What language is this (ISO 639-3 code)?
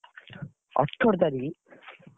ori